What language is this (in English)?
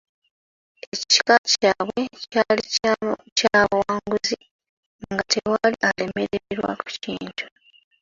Ganda